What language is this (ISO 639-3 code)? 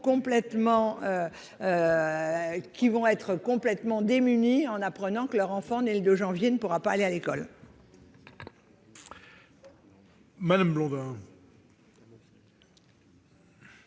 fra